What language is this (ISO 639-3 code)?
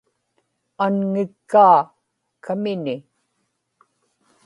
ipk